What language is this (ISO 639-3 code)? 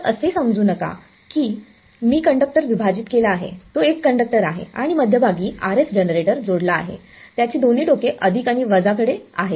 mar